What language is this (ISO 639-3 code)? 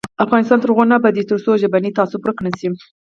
pus